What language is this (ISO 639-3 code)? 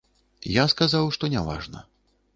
bel